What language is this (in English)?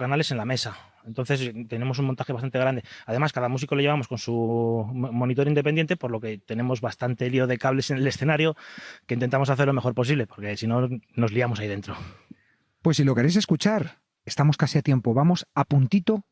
Spanish